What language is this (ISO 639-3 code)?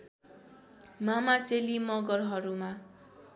nep